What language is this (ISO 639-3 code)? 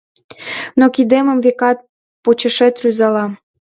chm